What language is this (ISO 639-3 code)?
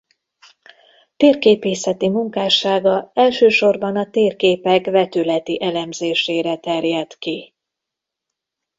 hun